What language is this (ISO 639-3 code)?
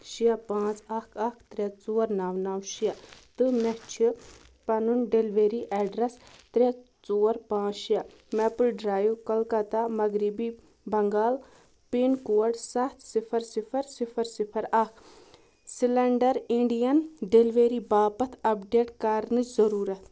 kas